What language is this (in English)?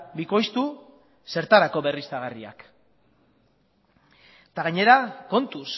Basque